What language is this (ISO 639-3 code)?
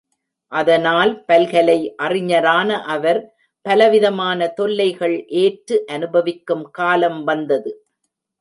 tam